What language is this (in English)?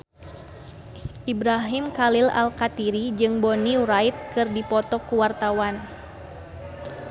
Sundanese